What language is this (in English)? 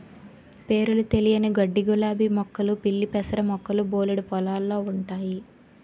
Telugu